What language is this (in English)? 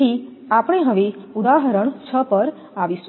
Gujarati